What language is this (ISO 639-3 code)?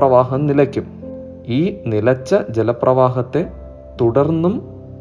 mal